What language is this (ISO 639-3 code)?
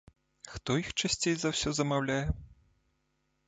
bel